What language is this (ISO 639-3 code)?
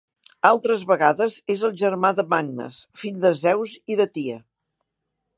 cat